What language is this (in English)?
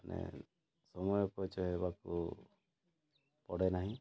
Odia